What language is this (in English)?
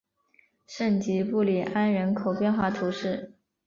Chinese